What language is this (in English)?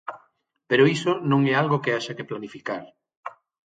Galician